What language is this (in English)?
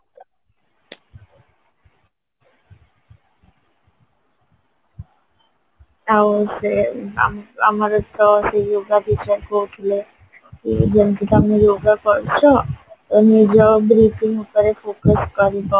Odia